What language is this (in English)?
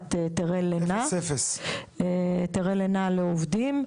Hebrew